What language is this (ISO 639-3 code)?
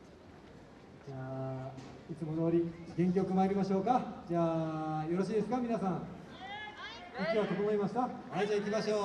jpn